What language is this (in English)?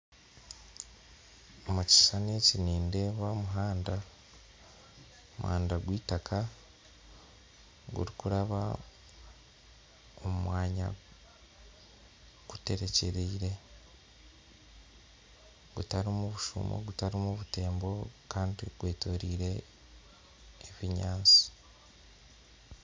Nyankole